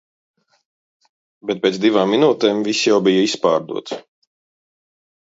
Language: Latvian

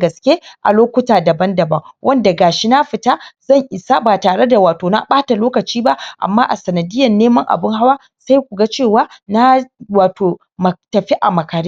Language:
Hausa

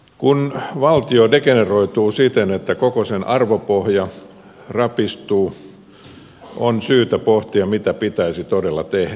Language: Finnish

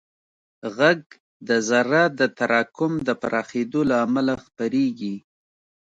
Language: Pashto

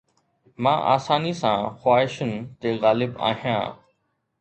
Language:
Sindhi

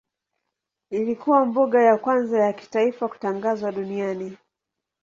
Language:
Swahili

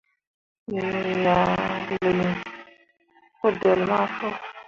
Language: Mundang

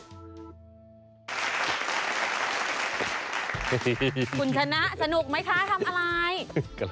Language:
Thai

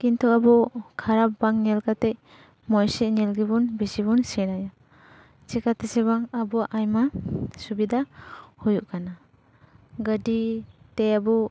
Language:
Santali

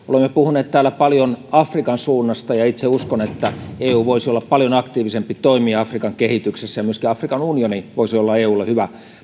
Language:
Finnish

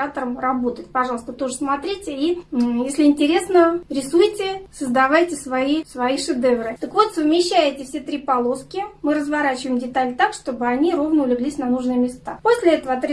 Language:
Russian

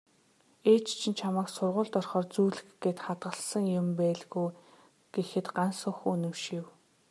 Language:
Mongolian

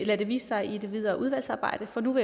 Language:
Danish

